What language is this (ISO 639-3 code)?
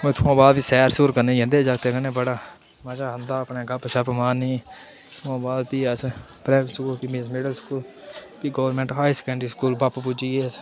doi